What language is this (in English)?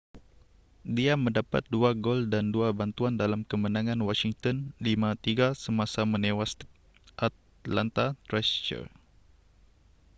Malay